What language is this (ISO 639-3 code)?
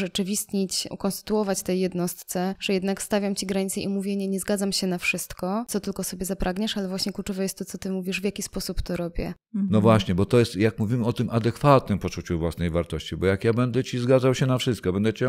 pol